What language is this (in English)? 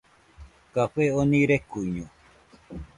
Nüpode Huitoto